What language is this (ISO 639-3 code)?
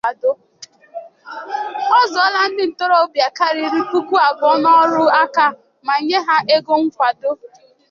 ibo